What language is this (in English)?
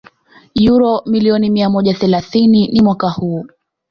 Swahili